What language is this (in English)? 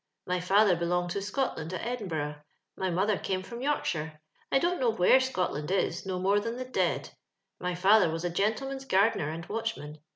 English